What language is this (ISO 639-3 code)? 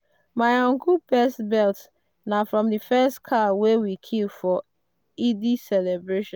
pcm